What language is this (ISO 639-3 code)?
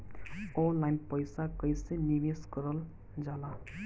bho